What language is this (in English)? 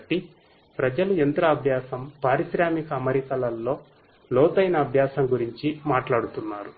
Telugu